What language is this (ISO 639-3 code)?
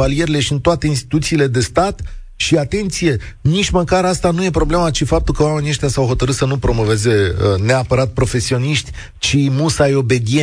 ron